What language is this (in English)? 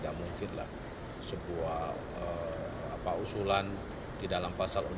Indonesian